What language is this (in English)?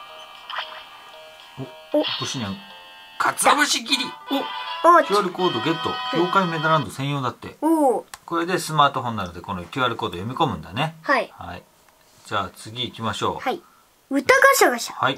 Japanese